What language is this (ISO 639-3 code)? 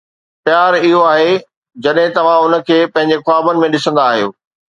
snd